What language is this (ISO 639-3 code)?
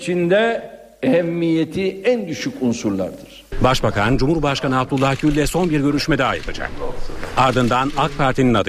tur